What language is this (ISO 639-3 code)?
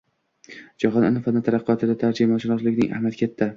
uzb